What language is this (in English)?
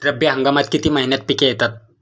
Marathi